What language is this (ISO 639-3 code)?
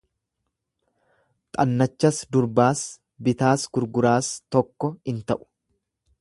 orm